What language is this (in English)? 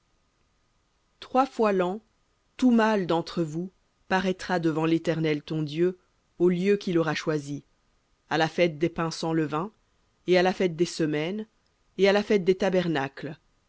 French